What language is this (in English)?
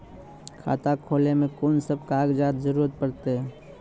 Maithili